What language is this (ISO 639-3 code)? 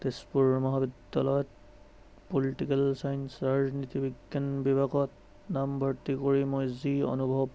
asm